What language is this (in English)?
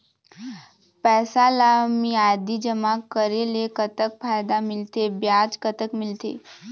Chhattisgarhi